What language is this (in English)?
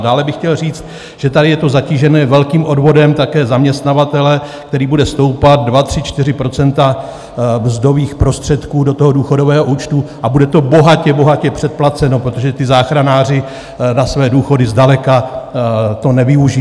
Czech